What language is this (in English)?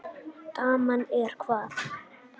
Icelandic